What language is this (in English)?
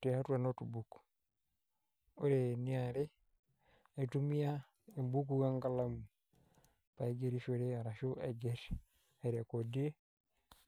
Masai